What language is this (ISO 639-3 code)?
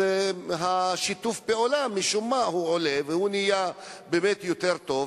heb